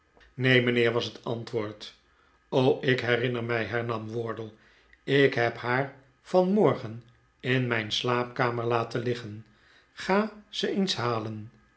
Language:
Dutch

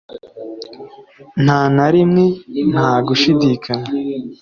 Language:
Kinyarwanda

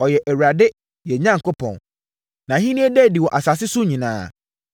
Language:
Akan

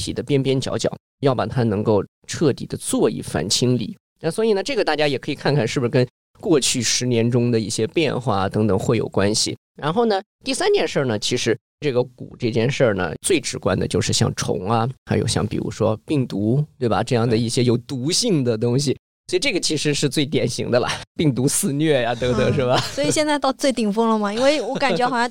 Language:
Chinese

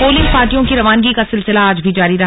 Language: Hindi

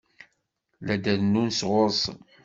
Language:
Kabyle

